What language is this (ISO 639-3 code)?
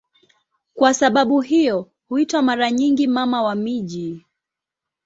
swa